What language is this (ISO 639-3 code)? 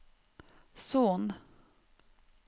nor